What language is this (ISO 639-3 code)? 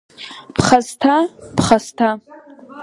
abk